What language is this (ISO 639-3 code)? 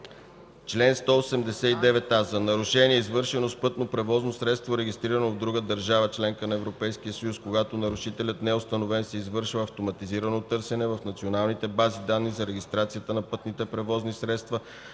bul